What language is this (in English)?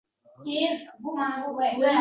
Uzbek